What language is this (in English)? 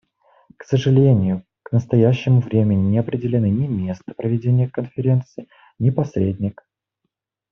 Russian